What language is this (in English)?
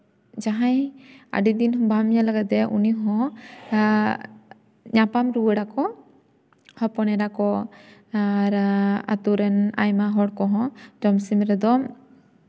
Santali